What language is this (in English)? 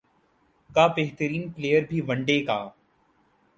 Urdu